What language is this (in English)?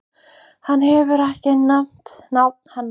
Icelandic